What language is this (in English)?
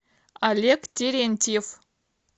Russian